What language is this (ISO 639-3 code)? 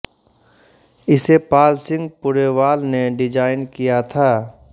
hin